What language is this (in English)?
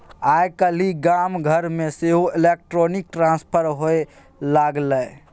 Maithili